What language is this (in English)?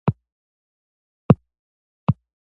Pashto